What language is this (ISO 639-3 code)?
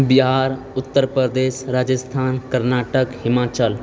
mai